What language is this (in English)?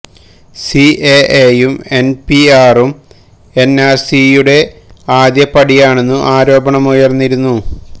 Malayalam